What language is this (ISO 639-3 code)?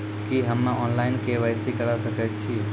mai